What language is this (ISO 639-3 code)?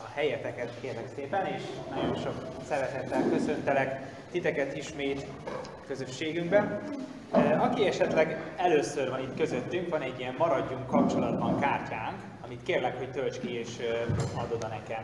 hun